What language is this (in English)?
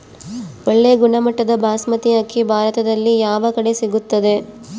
Kannada